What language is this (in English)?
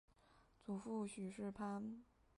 Chinese